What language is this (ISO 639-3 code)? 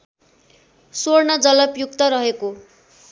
nep